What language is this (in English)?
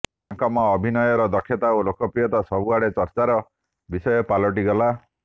Odia